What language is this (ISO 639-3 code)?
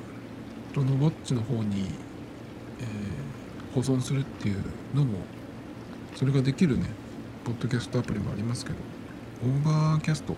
jpn